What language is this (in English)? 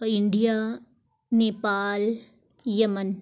Urdu